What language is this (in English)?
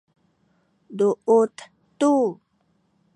Sakizaya